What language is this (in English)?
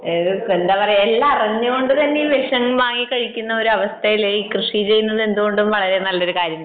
Malayalam